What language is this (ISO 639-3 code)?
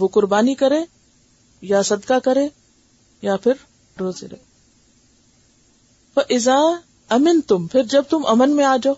urd